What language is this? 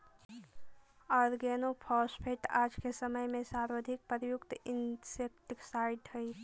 Magahi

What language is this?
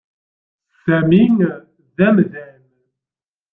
Kabyle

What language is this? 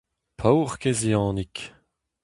Breton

